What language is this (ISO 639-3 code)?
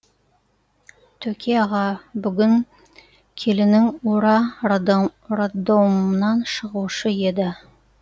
kaz